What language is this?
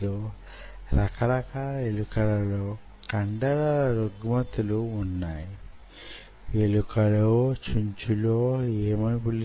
Telugu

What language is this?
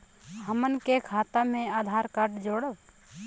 Bhojpuri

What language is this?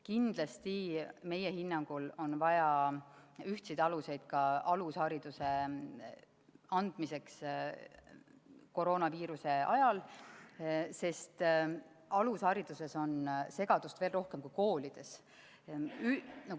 Estonian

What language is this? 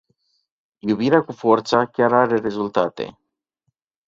Romanian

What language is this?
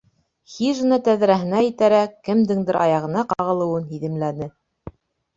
Bashkir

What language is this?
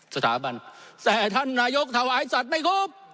Thai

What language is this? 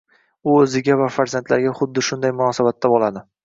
Uzbek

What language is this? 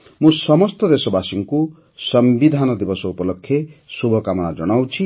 Odia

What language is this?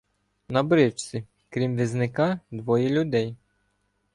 Ukrainian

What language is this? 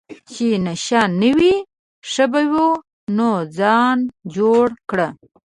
Pashto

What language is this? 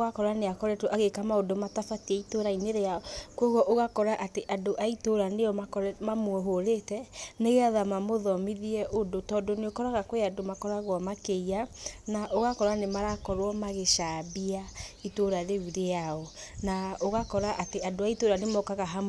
Kikuyu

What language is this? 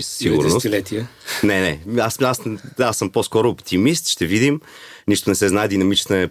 Bulgarian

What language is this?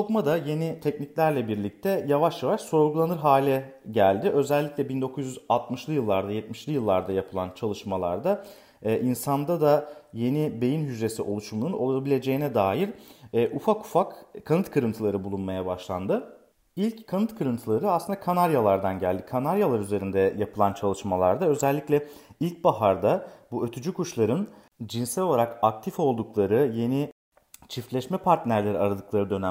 Turkish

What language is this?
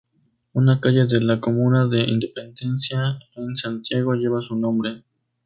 Spanish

